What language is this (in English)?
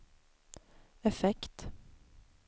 Swedish